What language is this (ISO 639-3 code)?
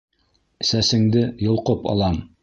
bak